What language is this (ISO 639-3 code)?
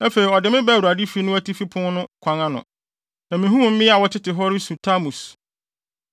aka